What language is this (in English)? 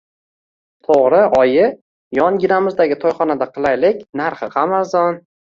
Uzbek